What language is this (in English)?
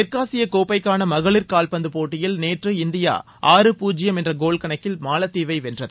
Tamil